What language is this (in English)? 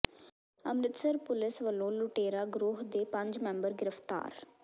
Punjabi